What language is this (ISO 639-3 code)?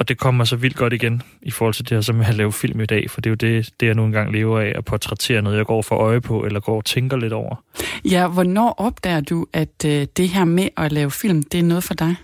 dan